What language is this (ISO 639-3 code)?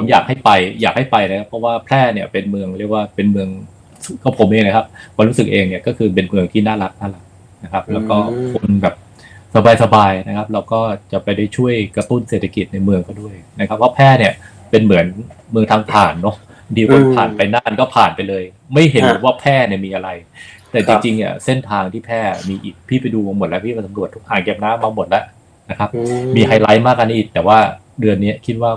tha